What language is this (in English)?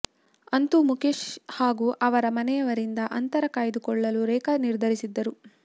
Kannada